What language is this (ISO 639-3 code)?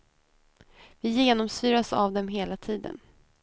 swe